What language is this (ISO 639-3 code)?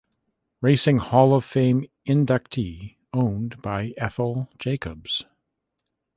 eng